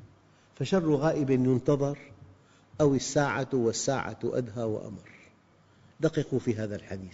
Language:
Arabic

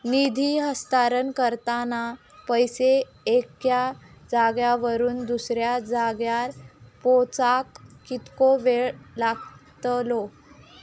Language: Marathi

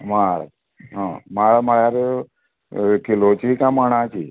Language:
Konkani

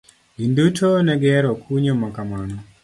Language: Luo (Kenya and Tanzania)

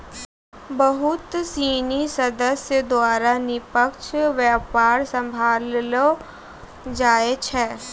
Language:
Maithili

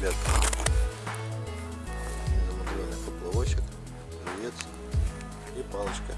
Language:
Russian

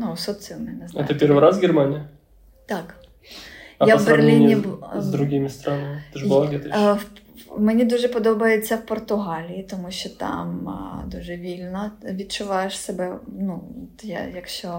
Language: Ukrainian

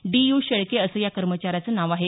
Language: Marathi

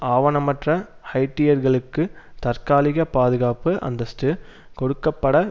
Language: Tamil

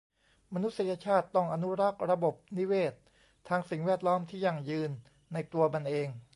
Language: Thai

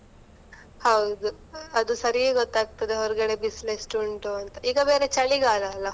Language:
Kannada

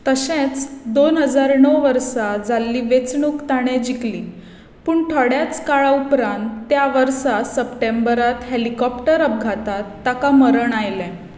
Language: Konkani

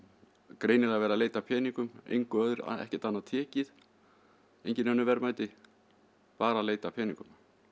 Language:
Icelandic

